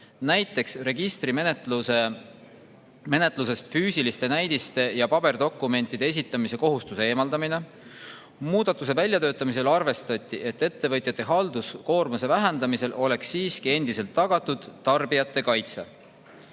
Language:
Estonian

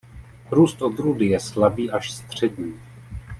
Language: Czech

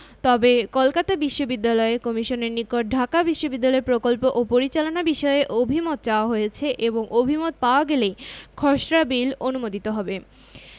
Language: Bangla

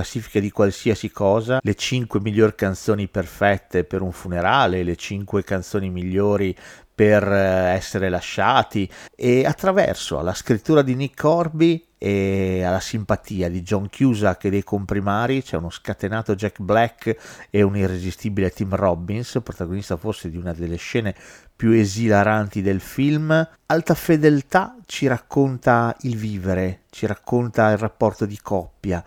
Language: Italian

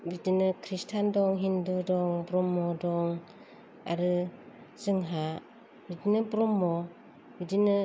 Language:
Bodo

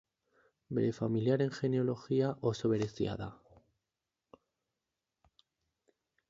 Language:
Basque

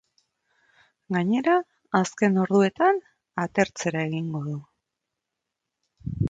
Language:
Basque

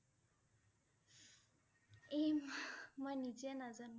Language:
Assamese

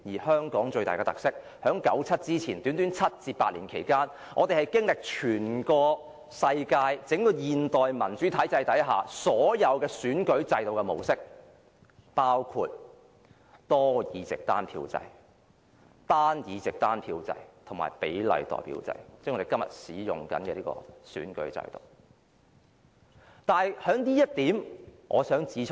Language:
Cantonese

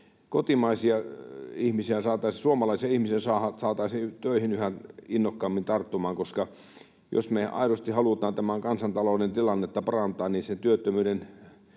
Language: Finnish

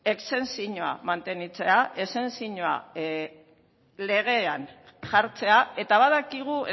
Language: Basque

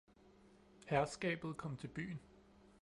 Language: Danish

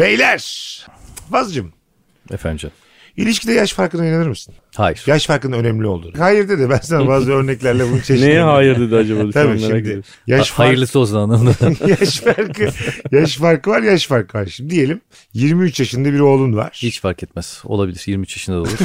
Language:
Turkish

